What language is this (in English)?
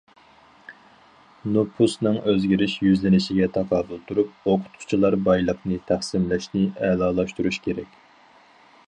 Uyghur